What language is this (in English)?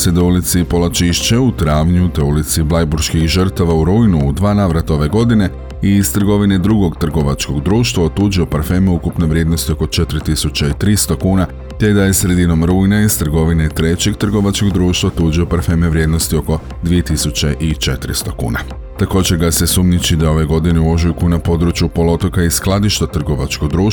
Croatian